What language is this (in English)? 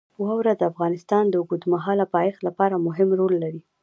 Pashto